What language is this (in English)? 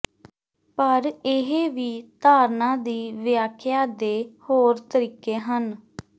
Punjabi